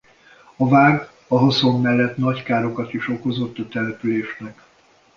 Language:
Hungarian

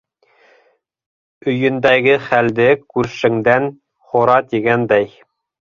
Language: Bashkir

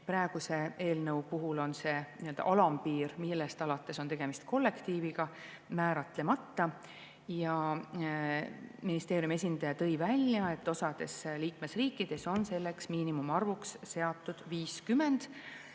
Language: Estonian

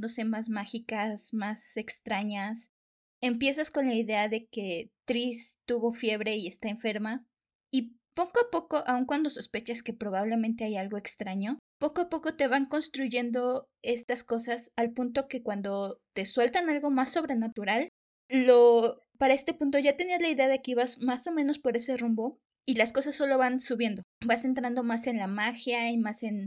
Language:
Spanish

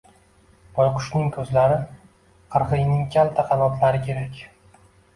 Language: Uzbek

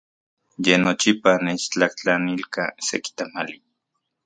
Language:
Central Puebla Nahuatl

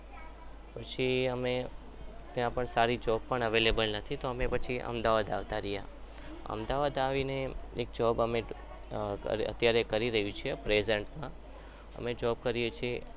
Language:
Gujarati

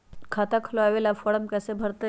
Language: Magahi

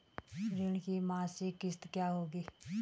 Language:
Hindi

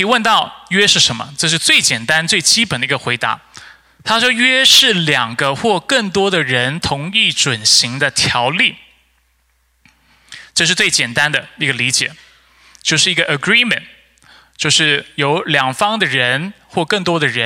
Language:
Chinese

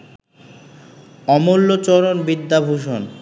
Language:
Bangla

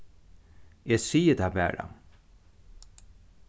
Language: Faroese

